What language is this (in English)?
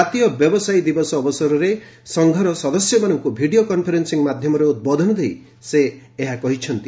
Odia